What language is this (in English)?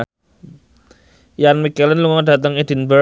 Javanese